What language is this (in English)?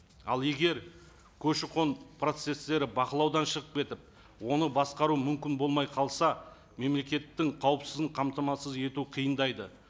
Kazakh